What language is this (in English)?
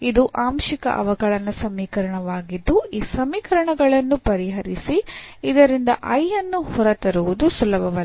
Kannada